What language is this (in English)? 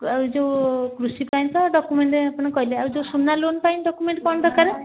Odia